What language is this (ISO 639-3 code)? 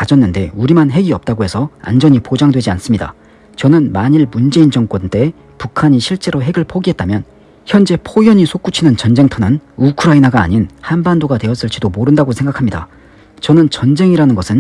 kor